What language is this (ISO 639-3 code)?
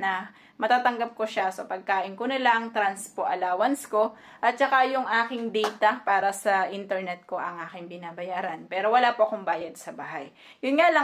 fil